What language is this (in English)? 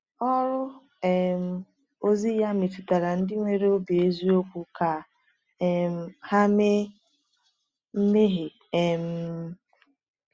Igbo